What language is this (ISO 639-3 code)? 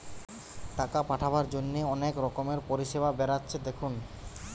ben